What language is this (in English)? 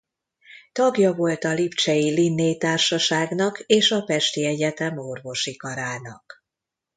Hungarian